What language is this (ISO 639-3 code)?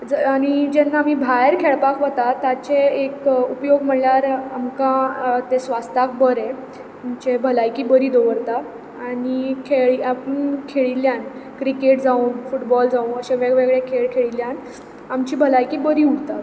kok